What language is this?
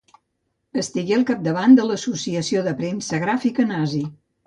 Catalan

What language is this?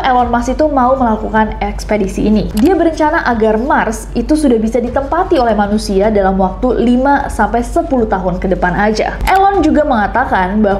Indonesian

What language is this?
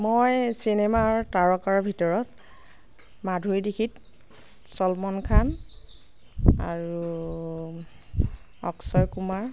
Assamese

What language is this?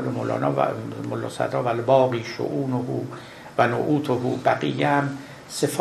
Persian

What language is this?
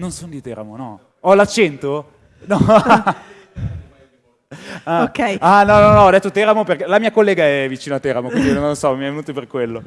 Italian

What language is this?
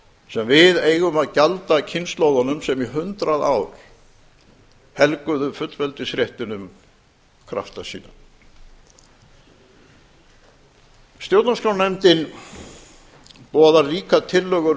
Icelandic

